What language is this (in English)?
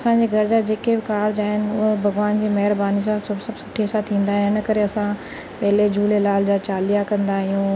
Sindhi